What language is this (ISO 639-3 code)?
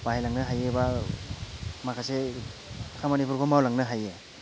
brx